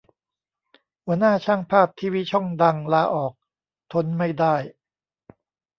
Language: Thai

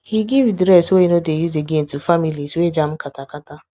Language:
Nigerian Pidgin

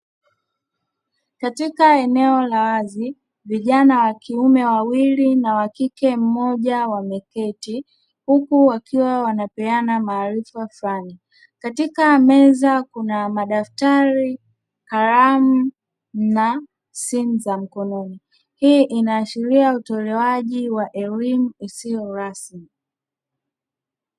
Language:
Swahili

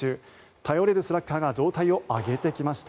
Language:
Japanese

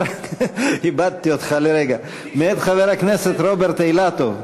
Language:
Hebrew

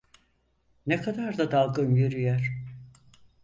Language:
Turkish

